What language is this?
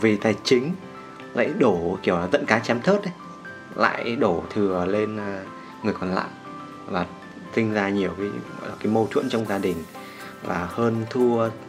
Vietnamese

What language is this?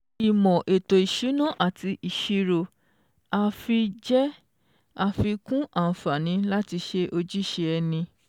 Yoruba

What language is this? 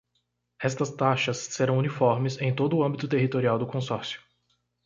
Portuguese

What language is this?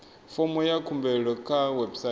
Venda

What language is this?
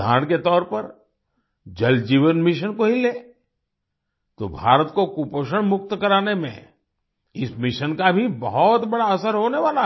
Hindi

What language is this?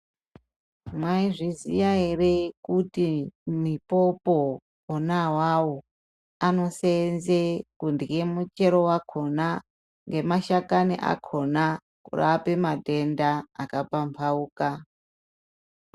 Ndau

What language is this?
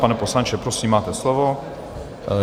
Czech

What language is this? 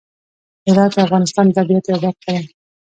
Pashto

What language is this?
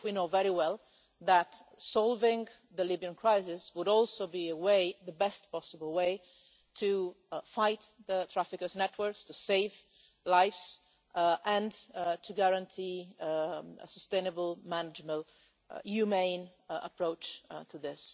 English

